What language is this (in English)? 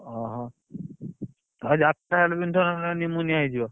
Odia